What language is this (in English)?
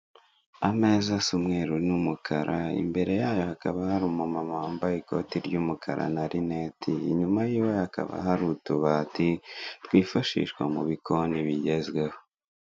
Kinyarwanda